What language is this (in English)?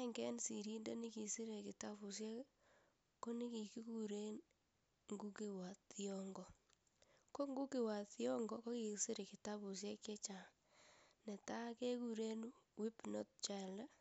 Kalenjin